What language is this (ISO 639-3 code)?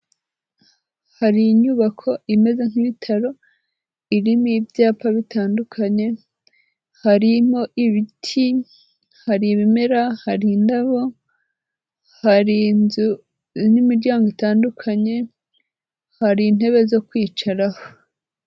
kin